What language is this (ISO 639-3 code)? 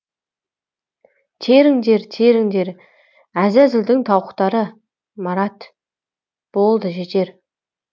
kaz